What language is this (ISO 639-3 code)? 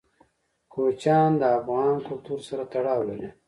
pus